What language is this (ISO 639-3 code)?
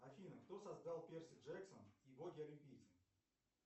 rus